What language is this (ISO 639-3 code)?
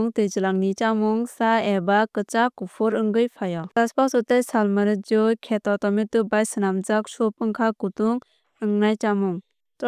trp